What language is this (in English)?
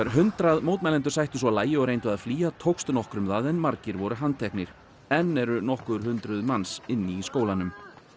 Icelandic